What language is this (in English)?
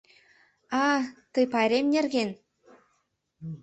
Mari